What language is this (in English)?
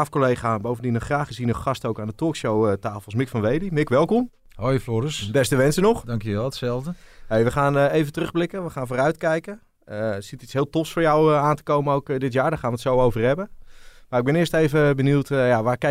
Dutch